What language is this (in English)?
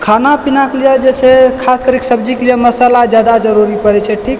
Maithili